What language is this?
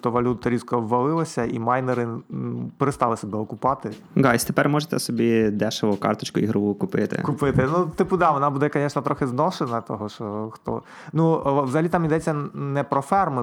Ukrainian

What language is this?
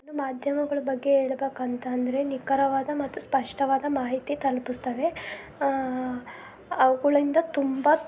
Kannada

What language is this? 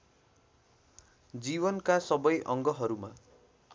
Nepali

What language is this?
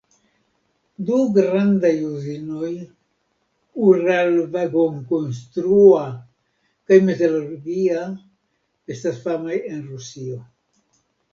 Esperanto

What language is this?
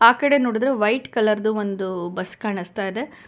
Kannada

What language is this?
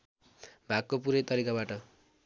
Nepali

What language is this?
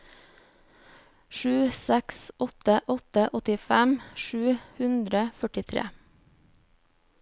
Norwegian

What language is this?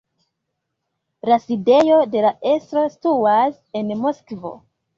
Esperanto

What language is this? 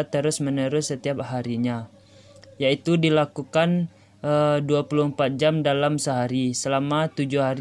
Indonesian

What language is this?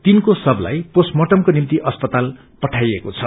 Nepali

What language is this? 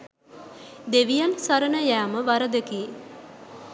Sinhala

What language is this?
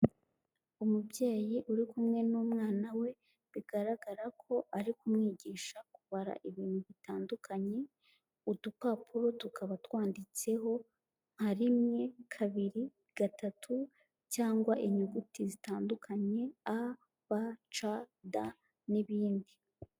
Kinyarwanda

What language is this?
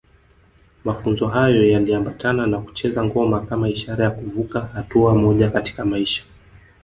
Swahili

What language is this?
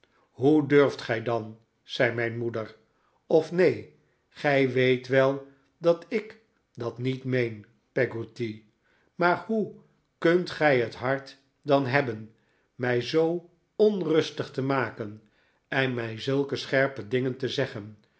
Dutch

